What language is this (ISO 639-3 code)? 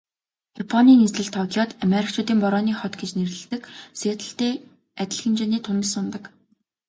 mon